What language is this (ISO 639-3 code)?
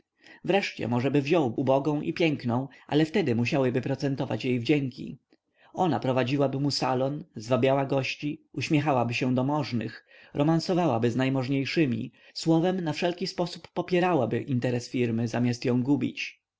pol